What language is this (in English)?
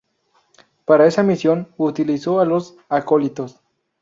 Spanish